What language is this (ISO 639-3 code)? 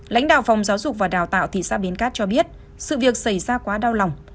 vie